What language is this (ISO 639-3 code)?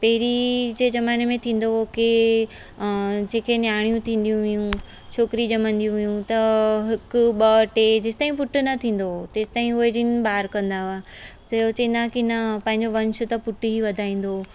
snd